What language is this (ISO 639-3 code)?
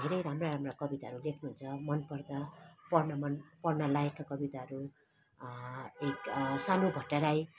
nep